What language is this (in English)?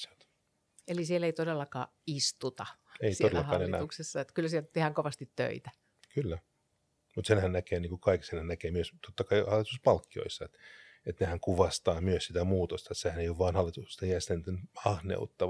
Finnish